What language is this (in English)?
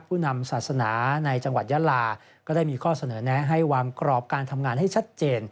Thai